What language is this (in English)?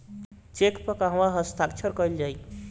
Bhojpuri